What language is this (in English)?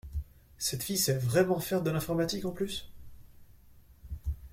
French